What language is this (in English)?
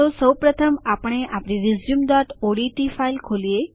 Gujarati